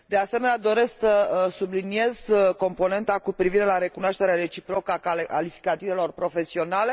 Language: Romanian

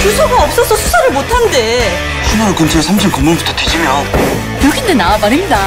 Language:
Korean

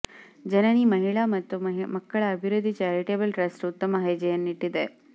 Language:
Kannada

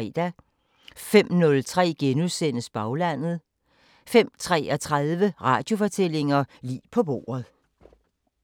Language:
Danish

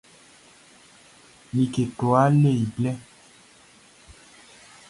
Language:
Baoulé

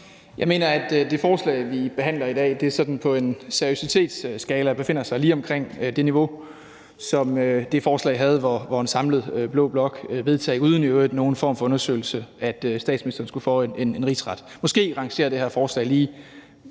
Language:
Danish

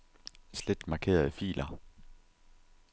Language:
Danish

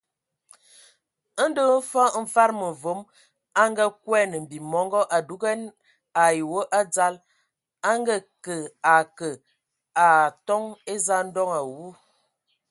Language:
Ewondo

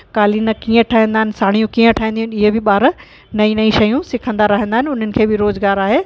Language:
Sindhi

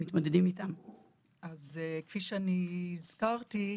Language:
Hebrew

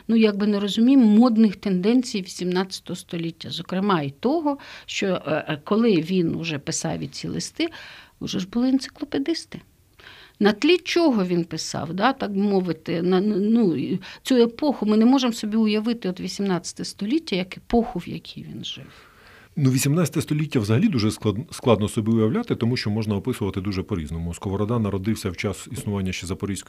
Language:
Ukrainian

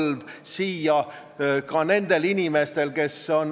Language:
Estonian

